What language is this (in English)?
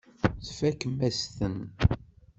Kabyle